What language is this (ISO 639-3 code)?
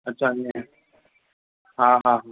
snd